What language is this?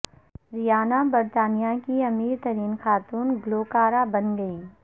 Urdu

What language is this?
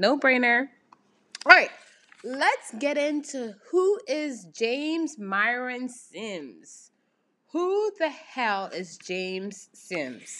English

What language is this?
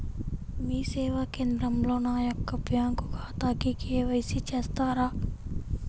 Telugu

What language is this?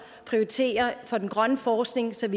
Danish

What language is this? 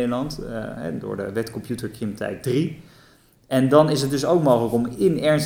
Dutch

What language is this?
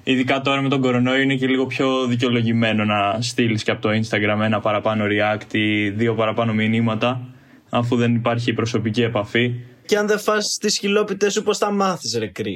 Greek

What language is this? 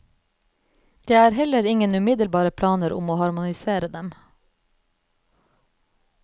Norwegian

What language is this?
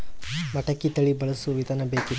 Kannada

